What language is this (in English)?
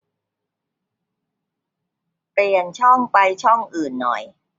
Thai